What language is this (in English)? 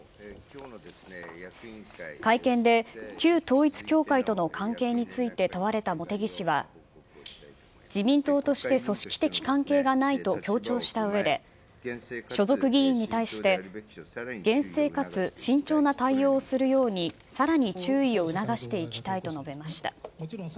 Japanese